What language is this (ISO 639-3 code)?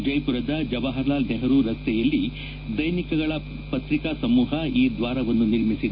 kan